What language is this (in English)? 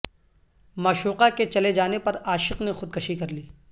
Urdu